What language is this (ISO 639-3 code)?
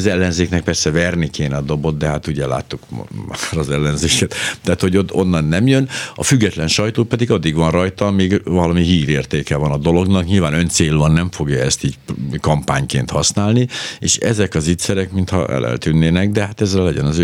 hun